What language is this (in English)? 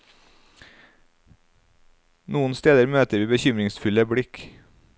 Norwegian